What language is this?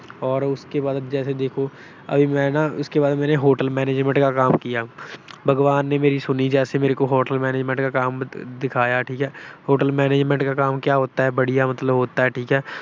Punjabi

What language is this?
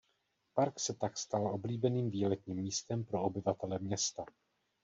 Czech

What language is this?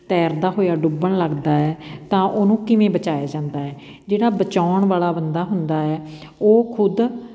Punjabi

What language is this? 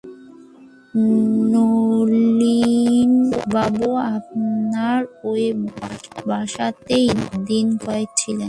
Bangla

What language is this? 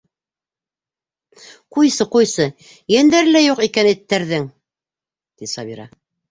Bashkir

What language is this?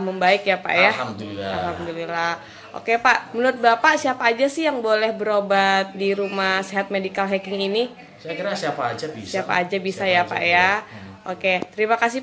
Indonesian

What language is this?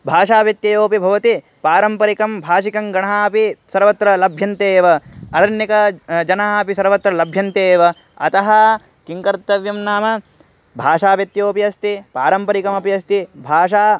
Sanskrit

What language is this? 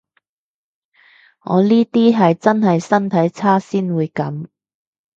Cantonese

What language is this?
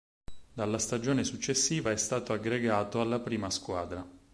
Italian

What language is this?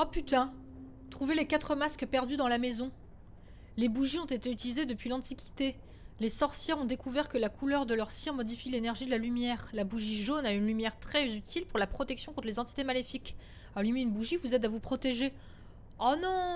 French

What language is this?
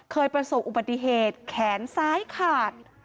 Thai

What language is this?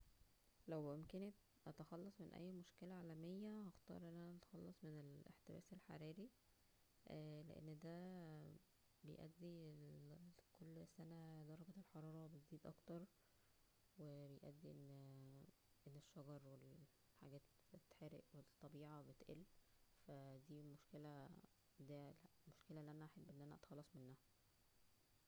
Egyptian Arabic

